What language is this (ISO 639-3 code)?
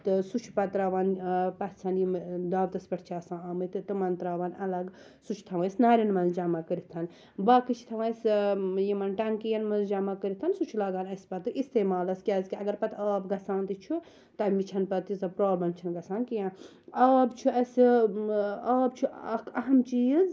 kas